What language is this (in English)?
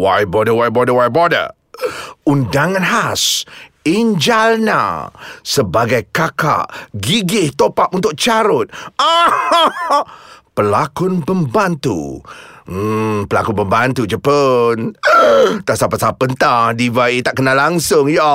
Malay